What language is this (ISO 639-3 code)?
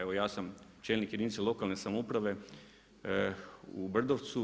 hrv